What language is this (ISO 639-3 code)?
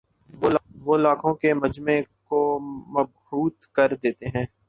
urd